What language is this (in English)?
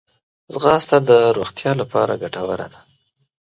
Pashto